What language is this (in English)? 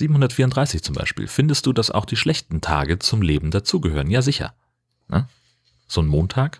German